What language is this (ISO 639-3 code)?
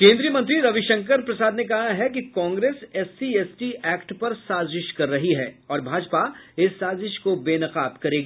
hin